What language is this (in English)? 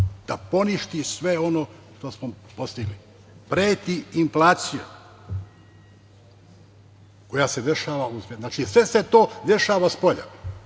Serbian